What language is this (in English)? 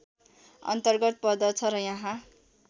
Nepali